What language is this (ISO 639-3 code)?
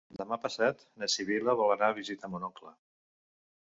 cat